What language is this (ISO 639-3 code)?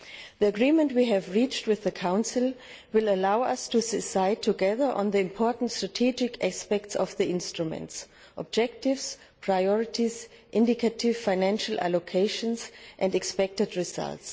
eng